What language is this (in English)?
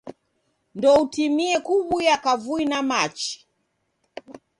Taita